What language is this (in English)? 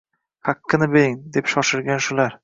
Uzbek